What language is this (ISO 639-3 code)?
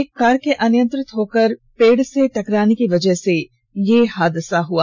hin